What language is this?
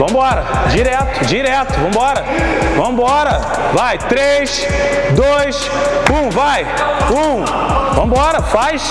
Portuguese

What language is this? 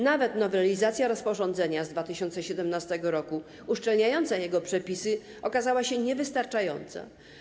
Polish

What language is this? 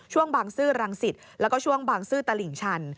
Thai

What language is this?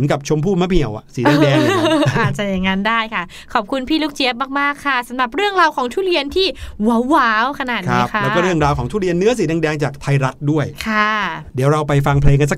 Thai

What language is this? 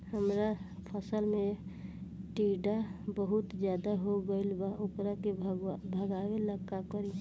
Bhojpuri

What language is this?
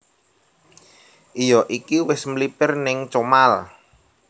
Javanese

